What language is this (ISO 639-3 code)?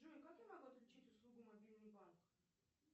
rus